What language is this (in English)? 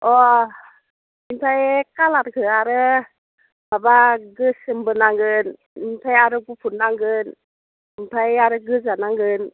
Bodo